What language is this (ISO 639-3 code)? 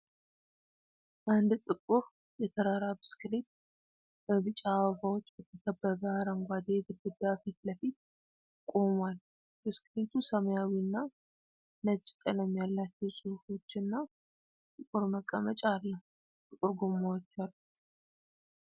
amh